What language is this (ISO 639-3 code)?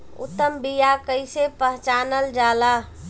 bho